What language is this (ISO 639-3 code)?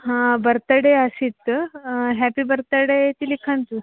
san